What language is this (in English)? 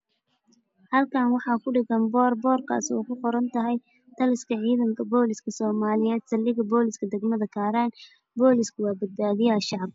Somali